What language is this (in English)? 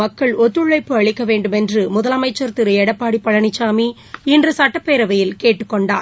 Tamil